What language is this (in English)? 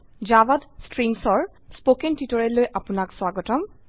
Assamese